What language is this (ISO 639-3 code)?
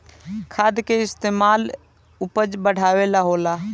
bho